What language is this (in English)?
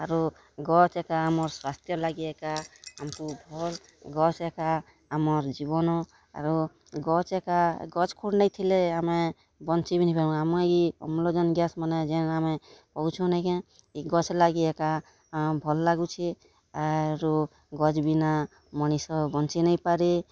Odia